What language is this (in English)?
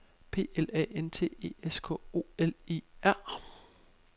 Danish